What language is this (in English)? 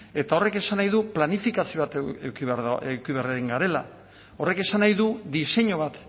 Basque